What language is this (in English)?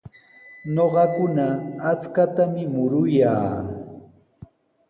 Sihuas Ancash Quechua